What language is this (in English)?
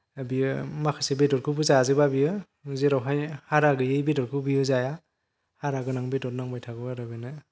Bodo